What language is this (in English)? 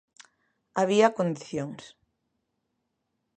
Galician